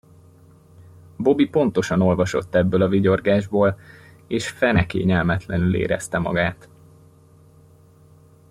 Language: Hungarian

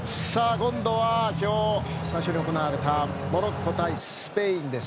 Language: Japanese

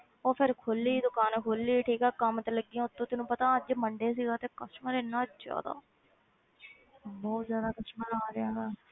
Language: Punjabi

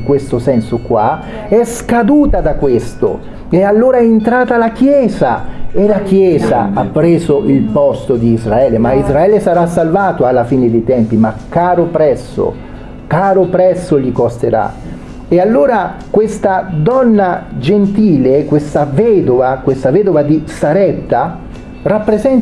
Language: Italian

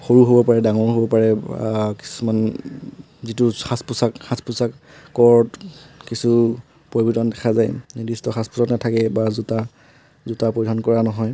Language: Assamese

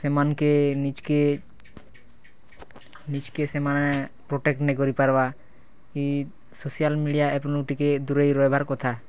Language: Odia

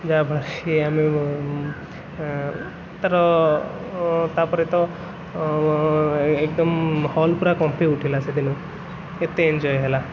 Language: Odia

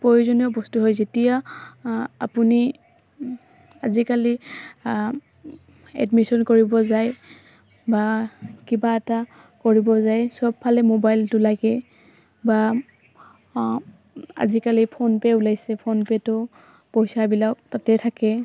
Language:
Assamese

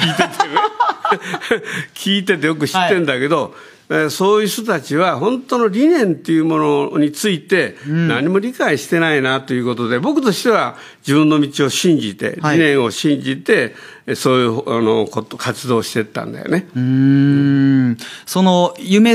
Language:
Japanese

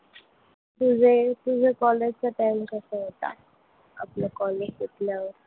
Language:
Marathi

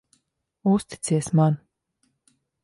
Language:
Latvian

